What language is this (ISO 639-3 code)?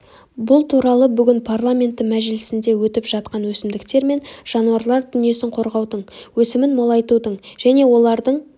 kaz